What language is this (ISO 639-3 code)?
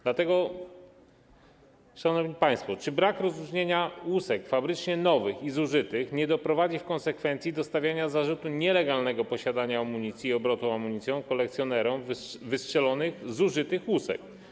pol